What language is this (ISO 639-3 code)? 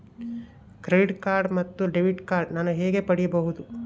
kan